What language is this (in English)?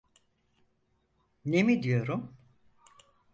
Turkish